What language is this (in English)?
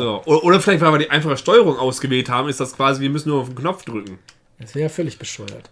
German